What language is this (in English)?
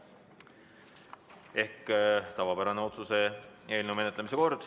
Estonian